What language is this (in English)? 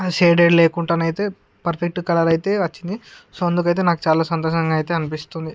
Telugu